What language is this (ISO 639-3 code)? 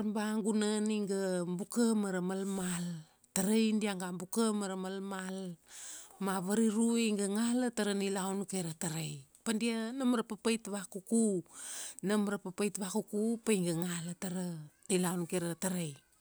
ksd